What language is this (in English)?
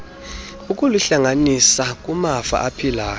Xhosa